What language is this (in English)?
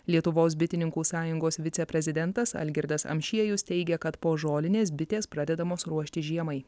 Lithuanian